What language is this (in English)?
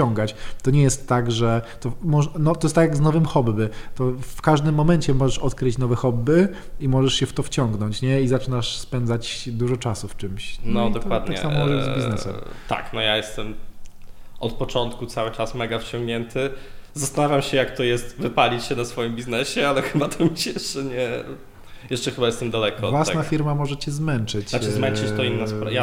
Polish